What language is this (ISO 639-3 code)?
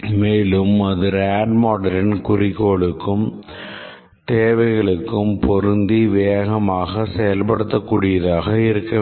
tam